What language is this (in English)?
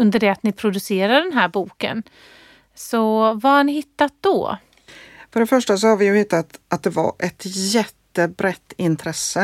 Swedish